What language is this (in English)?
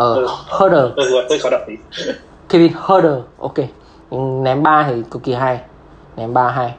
Vietnamese